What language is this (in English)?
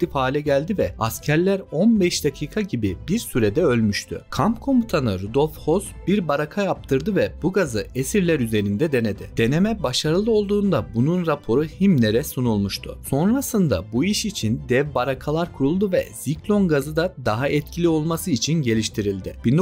Turkish